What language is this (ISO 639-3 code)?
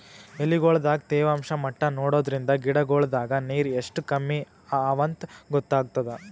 kan